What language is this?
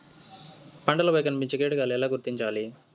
Telugu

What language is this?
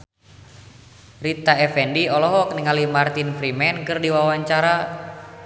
Sundanese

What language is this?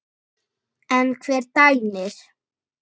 Icelandic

